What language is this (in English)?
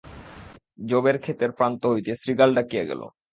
Bangla